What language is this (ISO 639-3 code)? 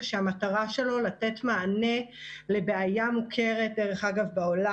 heb